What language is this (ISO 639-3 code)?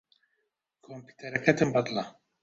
ckb